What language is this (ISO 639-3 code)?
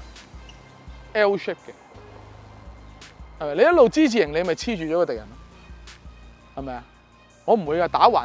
zho